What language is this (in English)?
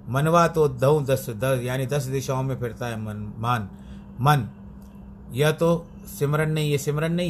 Hindi